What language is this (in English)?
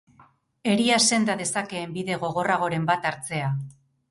Basque